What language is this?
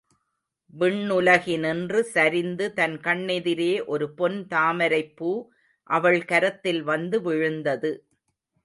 Tamil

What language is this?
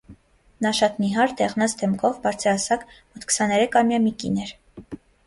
Armenian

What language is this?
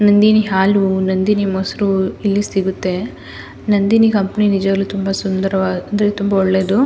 Kannada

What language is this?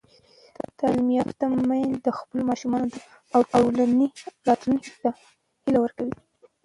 Pashto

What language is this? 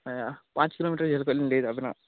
Santali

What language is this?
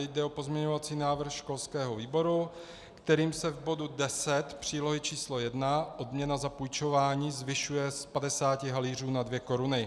Czech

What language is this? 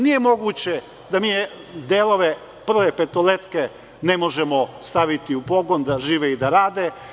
Serbian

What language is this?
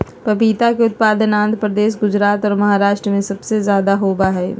Magahi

